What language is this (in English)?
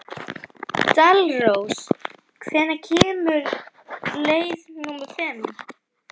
Icelandic